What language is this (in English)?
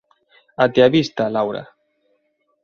Galician